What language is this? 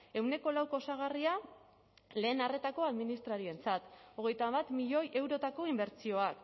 Basque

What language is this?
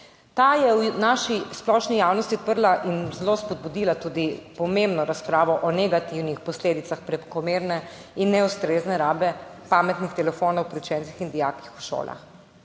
Slovenian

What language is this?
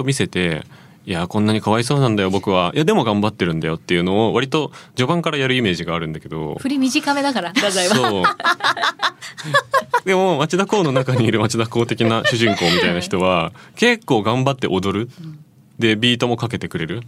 Japanese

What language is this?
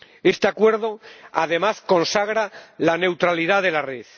Spanish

